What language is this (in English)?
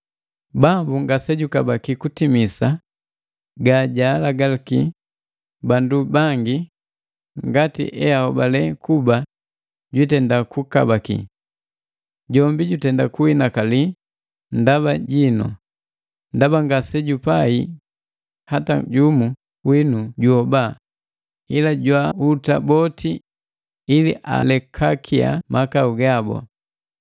Matengo